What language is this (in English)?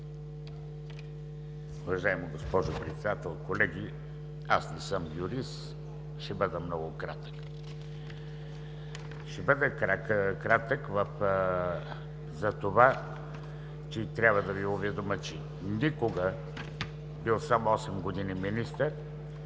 Bulgarian